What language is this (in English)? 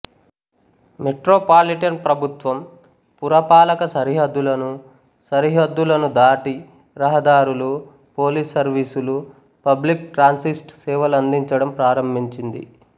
Telugu